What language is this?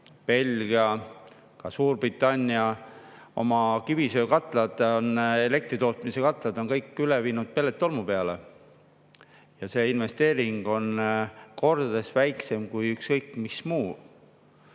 Estonian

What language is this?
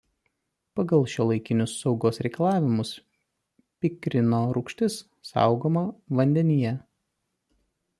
Lithuanian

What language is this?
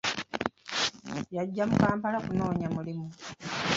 Ganda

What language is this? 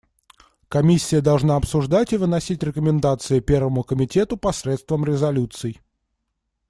Russian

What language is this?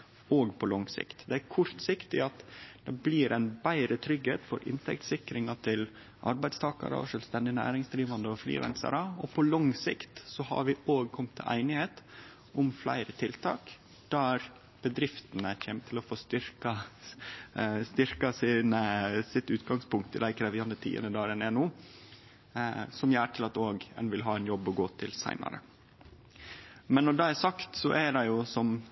Norwegian Nynorsk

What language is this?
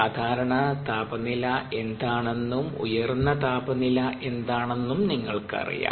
Malayalam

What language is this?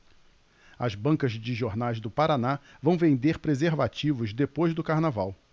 Portuguese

